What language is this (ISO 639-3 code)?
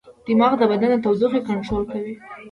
pus